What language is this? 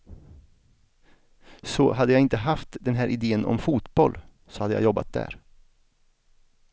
Swedish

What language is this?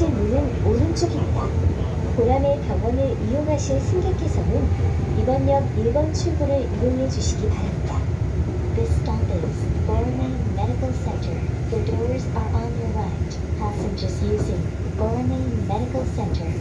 Korean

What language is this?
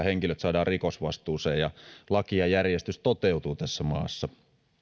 Finnish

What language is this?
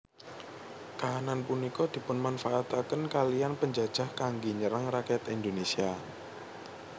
Javanese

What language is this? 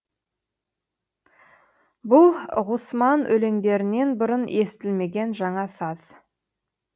Kazakh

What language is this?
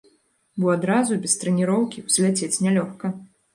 Belarusian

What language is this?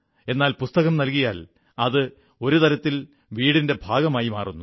Malayalam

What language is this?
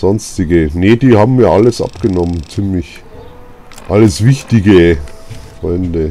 German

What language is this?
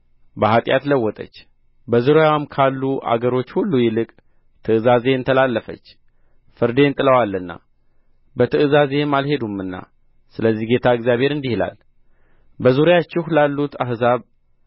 Amharic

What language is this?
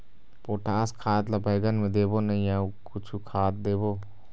Chhattisgarhi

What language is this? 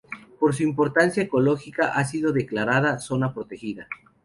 Spanish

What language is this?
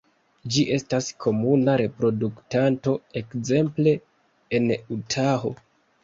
Esperanto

